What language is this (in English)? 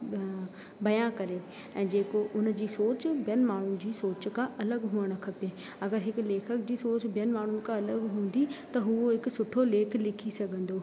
Sindhi